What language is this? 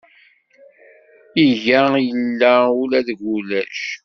Kabyle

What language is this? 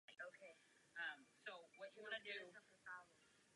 Czech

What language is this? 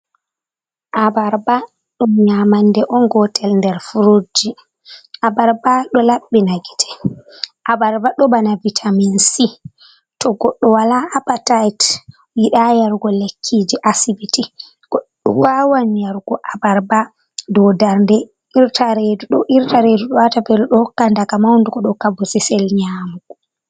Fula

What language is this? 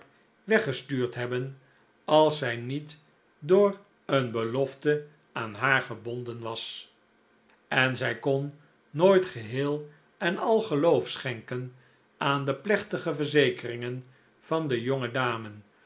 Dutch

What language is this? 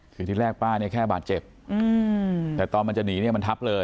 Thai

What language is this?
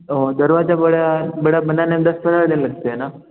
Hindi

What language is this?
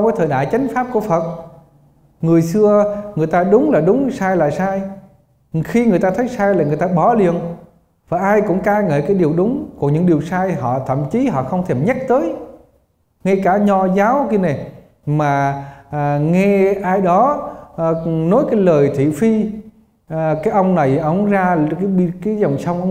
Vietnamese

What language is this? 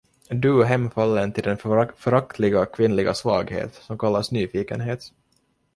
Swedish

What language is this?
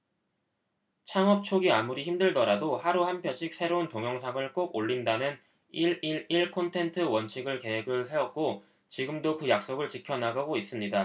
Korean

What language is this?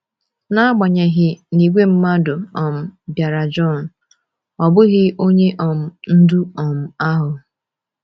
Igbo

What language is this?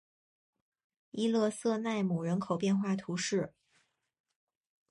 Chinese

